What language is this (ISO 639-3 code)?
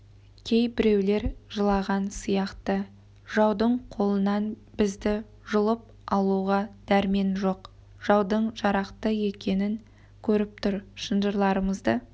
kaz